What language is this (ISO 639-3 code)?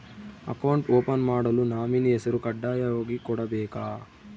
kan